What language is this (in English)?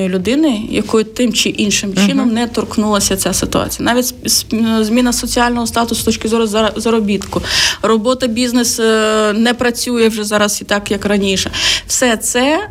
Ukrainian